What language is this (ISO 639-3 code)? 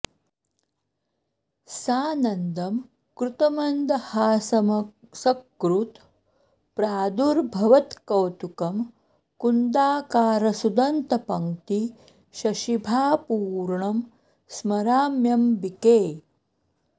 san